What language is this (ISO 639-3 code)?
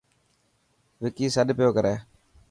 mki